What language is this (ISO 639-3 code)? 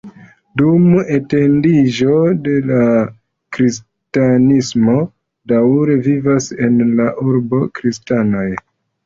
epo